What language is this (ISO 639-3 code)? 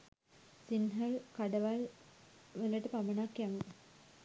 sin